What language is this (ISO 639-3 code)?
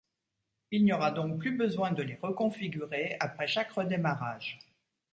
fra